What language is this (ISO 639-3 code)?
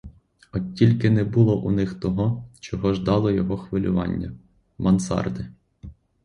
ukr